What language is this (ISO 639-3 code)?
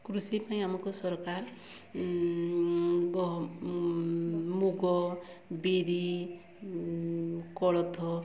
ori